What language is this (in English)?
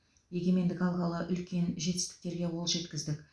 Kazakh